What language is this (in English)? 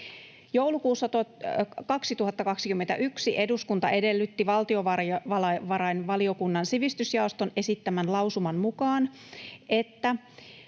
Finnish